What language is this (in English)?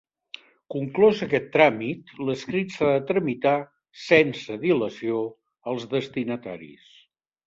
Catalan